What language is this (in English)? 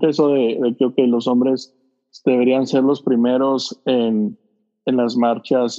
Spanish